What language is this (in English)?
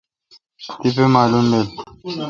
Kalkoti